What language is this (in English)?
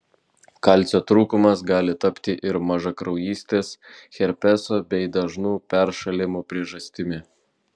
Lithuanian